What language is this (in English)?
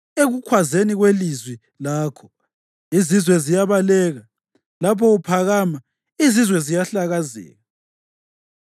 North Ndebele